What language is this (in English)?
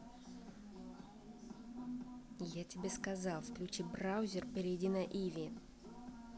Russian